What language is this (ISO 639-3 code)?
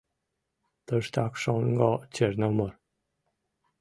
chm